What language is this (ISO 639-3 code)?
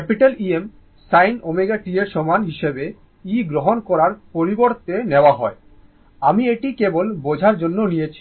ben